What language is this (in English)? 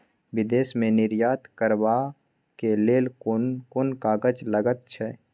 Maithili